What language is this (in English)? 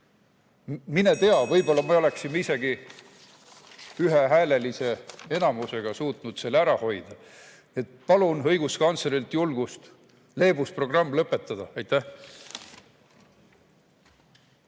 Estonian